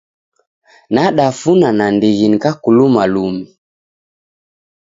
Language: Taita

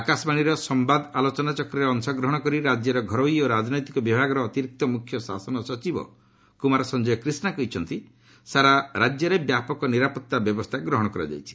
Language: Odia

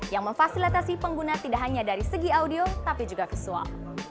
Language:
Indonesian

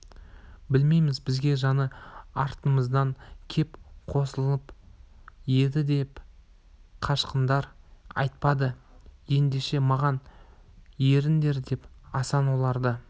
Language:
Kazakh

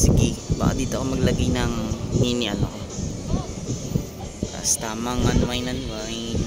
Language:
Filipino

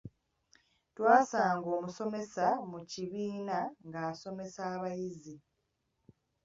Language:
Ganda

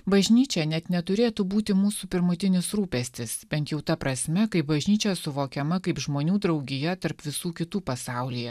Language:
Lithuanian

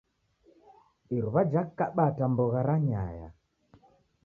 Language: Taita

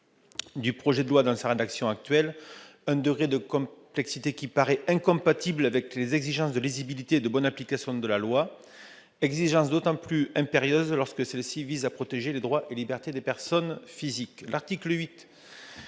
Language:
French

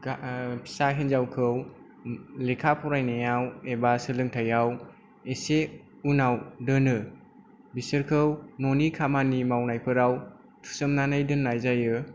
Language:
Bodo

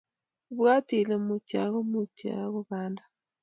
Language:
Kalenjin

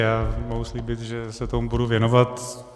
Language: Czech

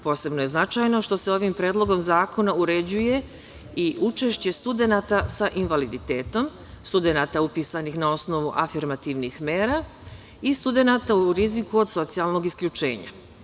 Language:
Serbian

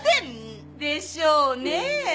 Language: Japanese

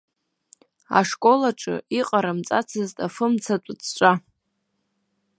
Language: Abkhazian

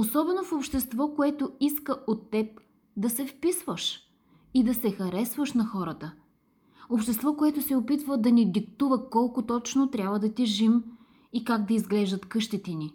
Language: Bulgarian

